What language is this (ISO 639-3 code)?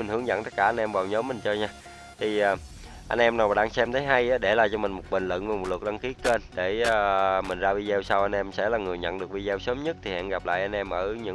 vie